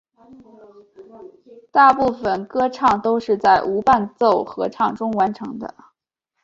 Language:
Chinese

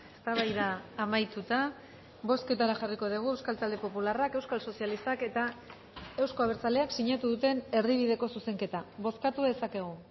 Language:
Basque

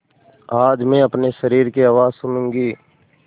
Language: Hindi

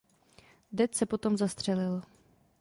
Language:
Czech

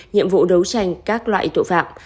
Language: Vietnamese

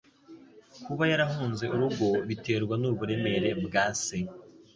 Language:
Kinyarwanda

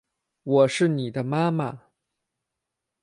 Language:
Chinese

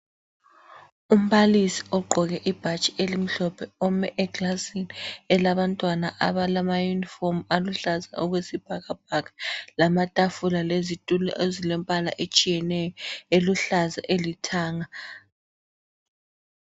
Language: North Ndebele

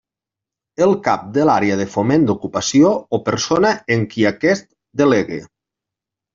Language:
Catalan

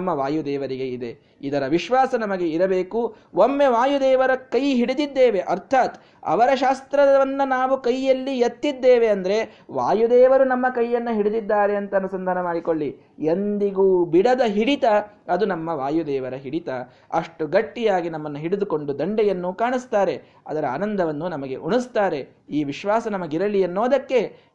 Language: Kannada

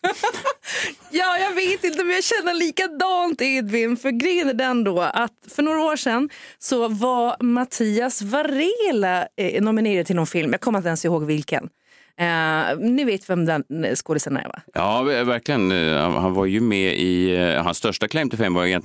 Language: Swedish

